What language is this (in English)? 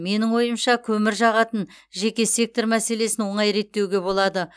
Kazakh